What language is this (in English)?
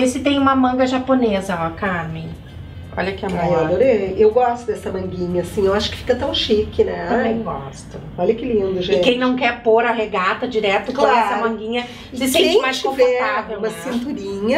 Portuguese